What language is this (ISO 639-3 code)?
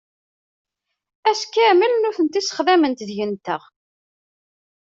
kab